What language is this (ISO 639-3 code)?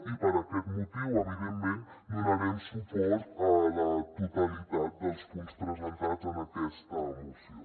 cat